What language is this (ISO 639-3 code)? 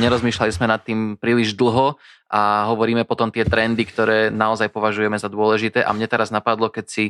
slk